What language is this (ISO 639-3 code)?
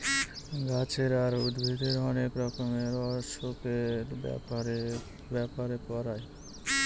ben